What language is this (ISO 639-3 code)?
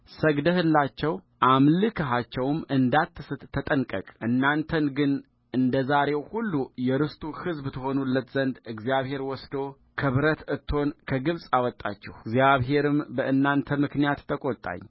amh